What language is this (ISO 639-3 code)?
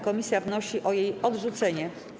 pol